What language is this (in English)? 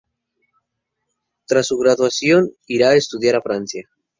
Spanish